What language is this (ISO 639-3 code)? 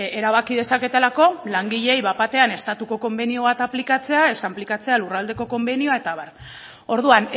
eus